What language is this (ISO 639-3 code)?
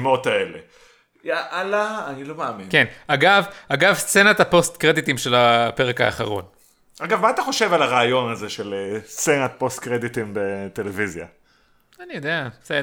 heb